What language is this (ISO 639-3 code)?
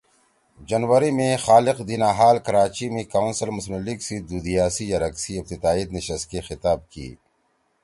trw